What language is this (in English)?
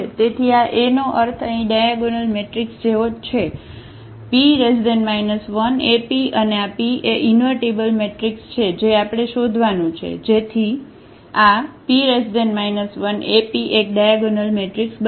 Gujarati